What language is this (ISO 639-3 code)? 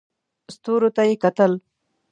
pus